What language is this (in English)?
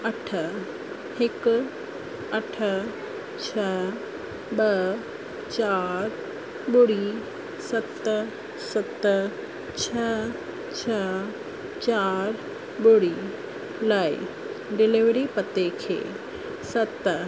Sindhi